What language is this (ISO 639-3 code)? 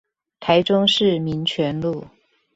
zho